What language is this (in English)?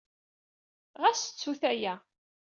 Kabyle